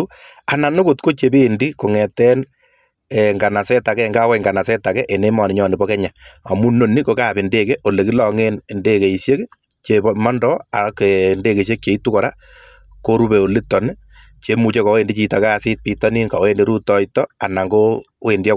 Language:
Kalenjin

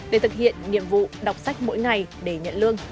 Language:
Vietnamese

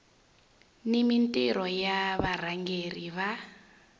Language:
Tsonga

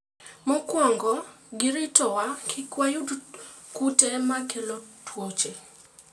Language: Luo (Kenya and Tanzania)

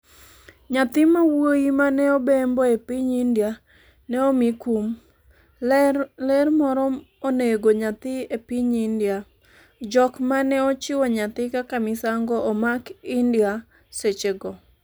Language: Luo (Kenya and Tanzania)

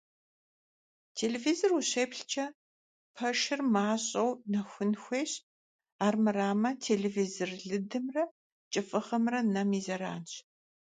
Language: Kabardian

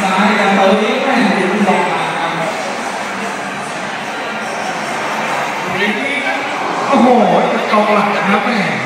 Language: Thai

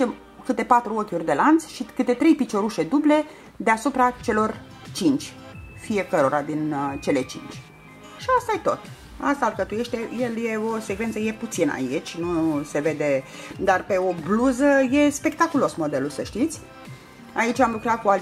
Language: Romanian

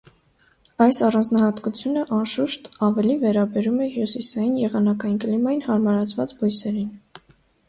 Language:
Armenian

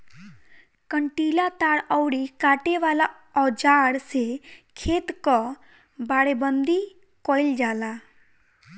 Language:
Bhojpuri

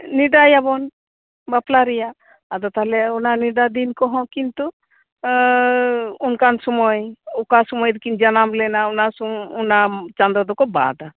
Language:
Santali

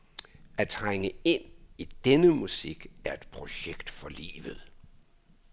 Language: Danish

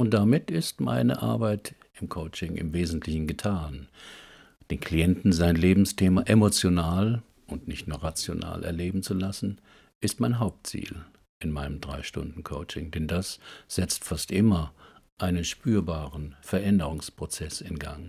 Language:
German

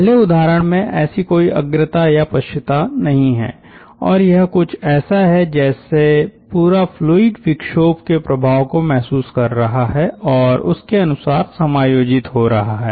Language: Hindi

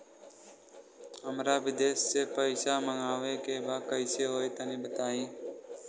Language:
Bhojpuri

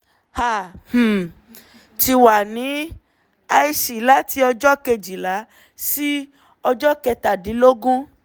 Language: Yoruba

